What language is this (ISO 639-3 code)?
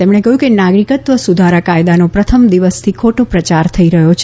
guj